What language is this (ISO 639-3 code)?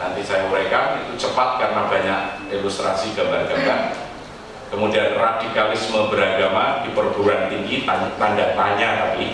ind